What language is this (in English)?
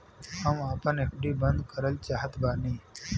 Bhojpuri